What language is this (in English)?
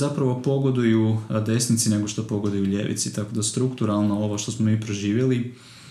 Croatian